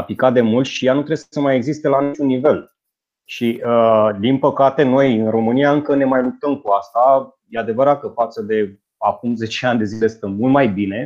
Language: Romanian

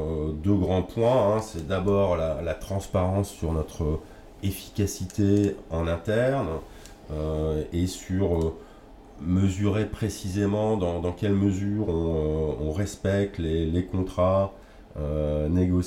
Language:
French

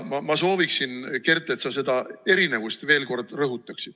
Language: Estonian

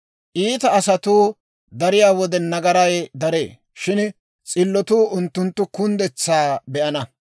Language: Dawro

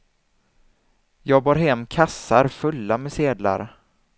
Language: Swedish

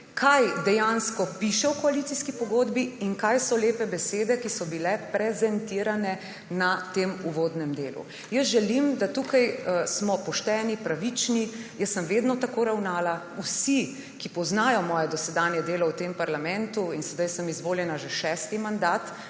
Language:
Slovenian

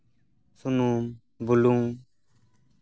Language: Santali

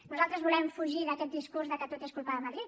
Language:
Catalan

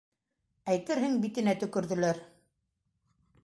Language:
Bashkir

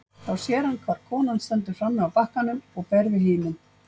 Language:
Icelandic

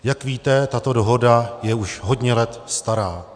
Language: Czech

